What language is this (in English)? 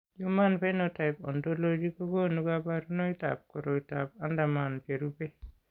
Kalenjin